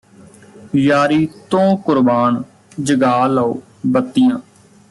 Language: Punjabi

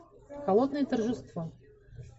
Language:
Russian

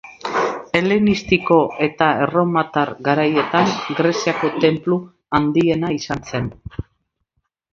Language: Basque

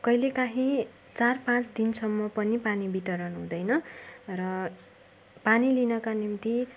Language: Nepali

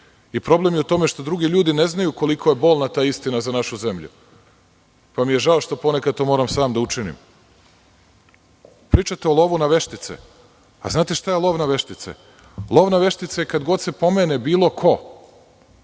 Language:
Serbian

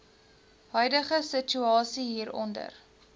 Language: Afrikaans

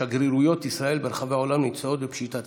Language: Hebrew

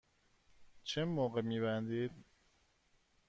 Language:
Persian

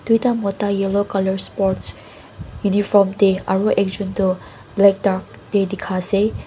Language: Naga Pidgin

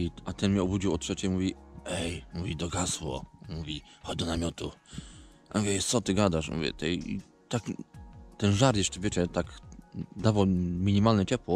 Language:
Polish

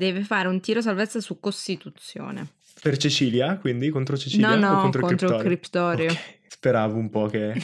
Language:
Italian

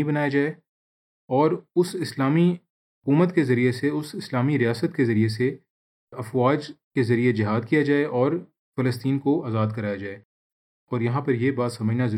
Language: Urdu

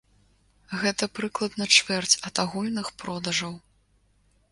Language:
Belarusian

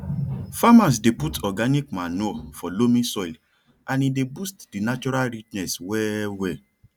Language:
Nigerian Pidgin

